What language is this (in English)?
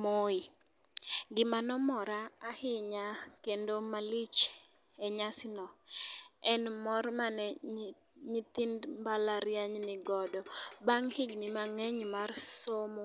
Luo (Kenya and Tanzania)